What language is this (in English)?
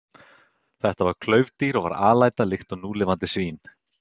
Icelandic